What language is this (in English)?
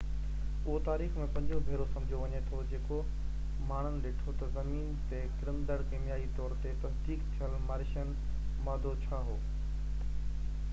Sindhi